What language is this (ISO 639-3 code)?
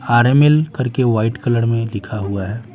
hin